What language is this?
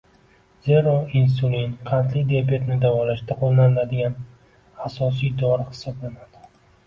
Uzbek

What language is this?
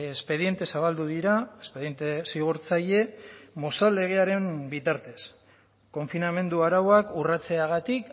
Basque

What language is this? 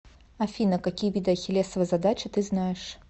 Russian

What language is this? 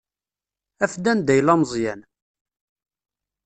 Kabyle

